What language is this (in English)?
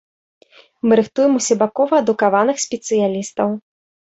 Belarusian